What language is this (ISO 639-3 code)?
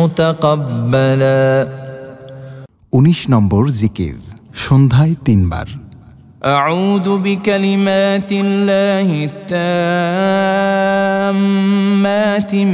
ara